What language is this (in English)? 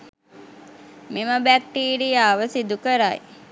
Sinhala